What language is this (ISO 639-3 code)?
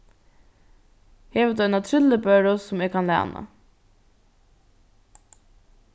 fao